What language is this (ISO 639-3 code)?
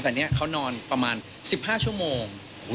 tha